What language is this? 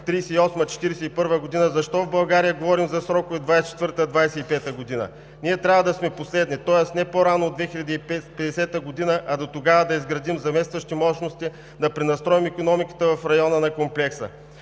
Bulgarian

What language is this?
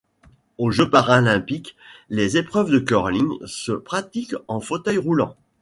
French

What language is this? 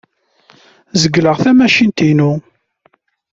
Kabyle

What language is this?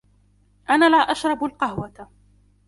Arabic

